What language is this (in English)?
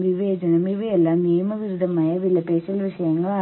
Malayalam